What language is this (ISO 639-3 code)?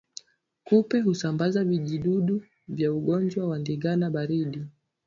swa